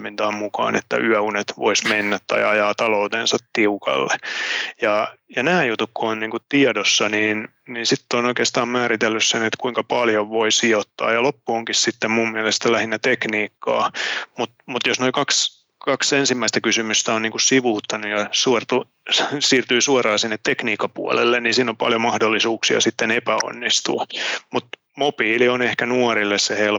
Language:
Finnish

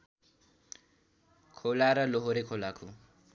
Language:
Nepali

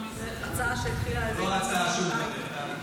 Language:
Hebrew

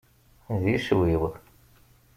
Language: Kabyle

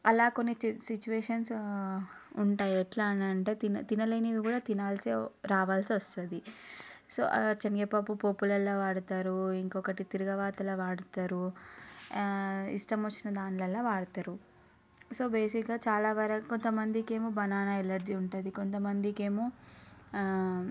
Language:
Telugu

